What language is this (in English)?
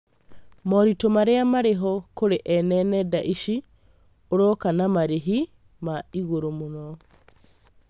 Kikuyu